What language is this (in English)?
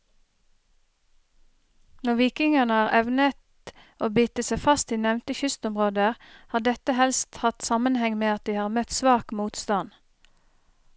Norwegian